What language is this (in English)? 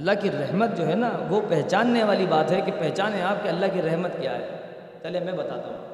Urdu